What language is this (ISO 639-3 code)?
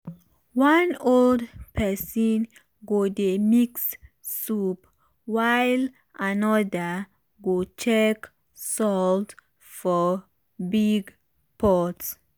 pcm